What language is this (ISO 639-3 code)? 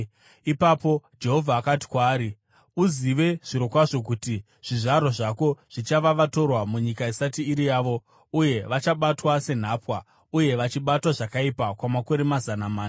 sna